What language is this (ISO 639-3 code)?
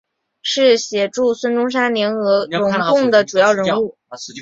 zho